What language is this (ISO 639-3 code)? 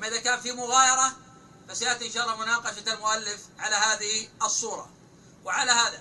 ara